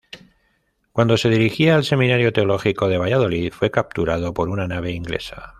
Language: Spanish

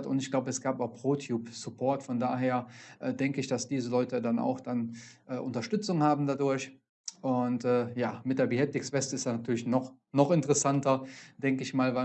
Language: German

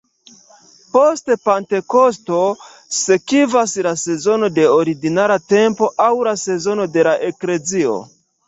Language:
Esperanto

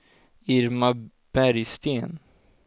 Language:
Swedish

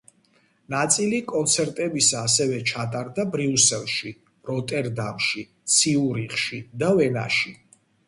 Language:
Georgian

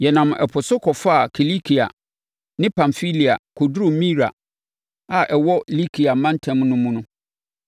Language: Akan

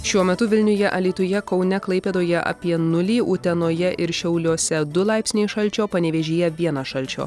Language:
Lithuanian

